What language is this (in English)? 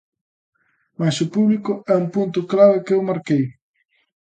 Galician